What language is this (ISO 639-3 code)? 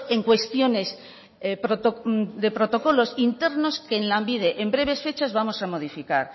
spa